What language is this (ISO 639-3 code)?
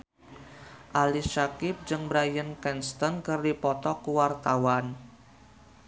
sun